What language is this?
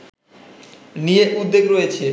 Bangla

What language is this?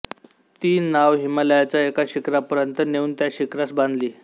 Marathi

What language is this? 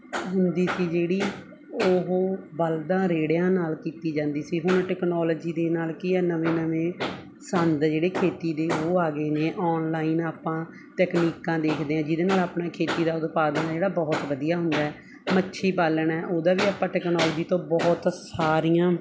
Punjabi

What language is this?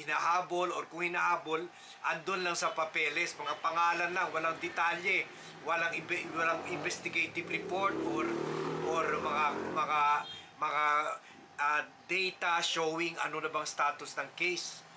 Filipino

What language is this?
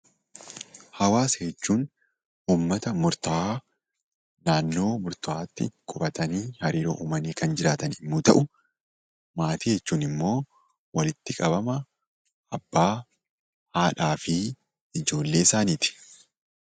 Oromo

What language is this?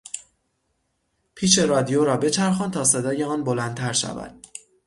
Persian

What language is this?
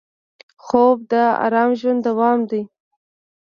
Pashto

